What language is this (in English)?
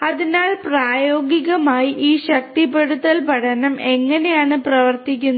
Malayalam